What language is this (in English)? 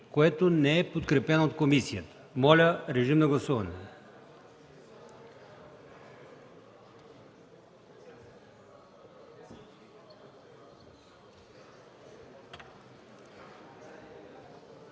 Bulgarian